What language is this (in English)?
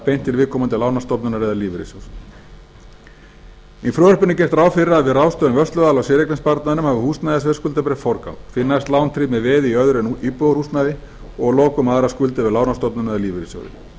Icelandic